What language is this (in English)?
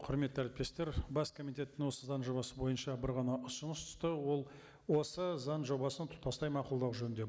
Kazakh